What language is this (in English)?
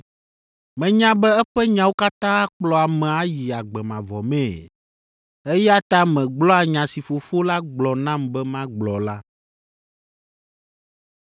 Ewe